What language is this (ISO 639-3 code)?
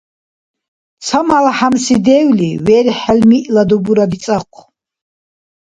dar